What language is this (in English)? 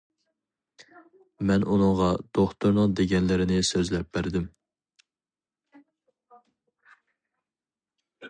Uyghur